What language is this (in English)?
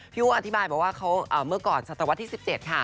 Thai